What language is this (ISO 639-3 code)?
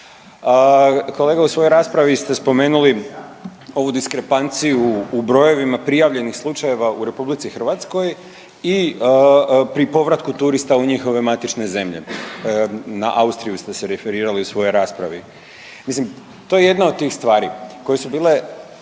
hrv